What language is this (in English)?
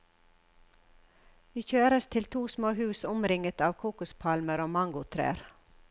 Norwegian